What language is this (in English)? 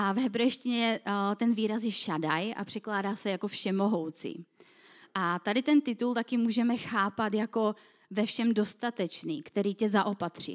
Czech